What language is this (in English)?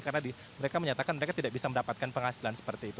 Indonesian